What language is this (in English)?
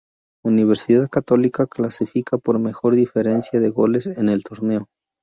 Spanish